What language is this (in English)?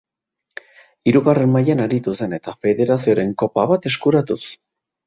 Basque